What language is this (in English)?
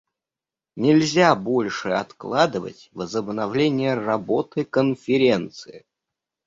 Russian